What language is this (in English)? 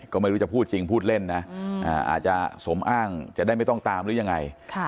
Thai